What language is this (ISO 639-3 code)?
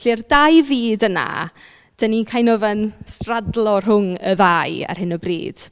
cym